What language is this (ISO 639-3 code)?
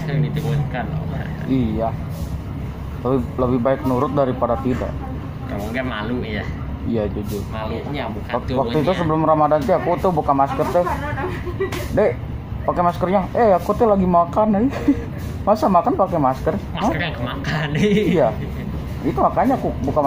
ind